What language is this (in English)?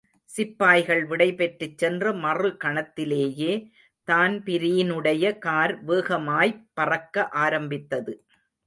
Tamil